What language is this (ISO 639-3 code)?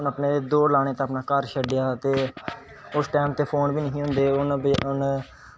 doi